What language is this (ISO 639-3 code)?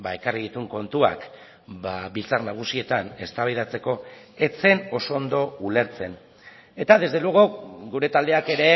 eus